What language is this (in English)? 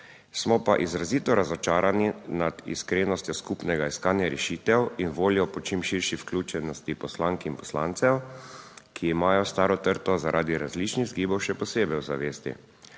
Slovenian